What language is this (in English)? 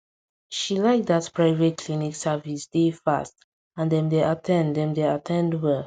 Nigerian Pidgin